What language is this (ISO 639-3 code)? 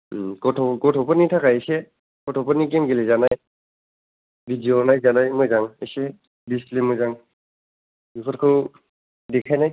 brx